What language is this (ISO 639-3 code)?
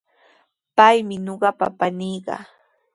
qws